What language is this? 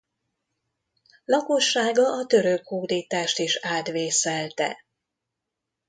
Hungarian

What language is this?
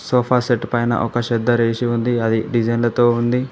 Telugu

